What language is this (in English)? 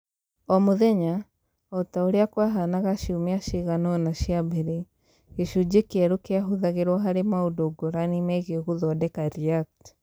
Kikuyu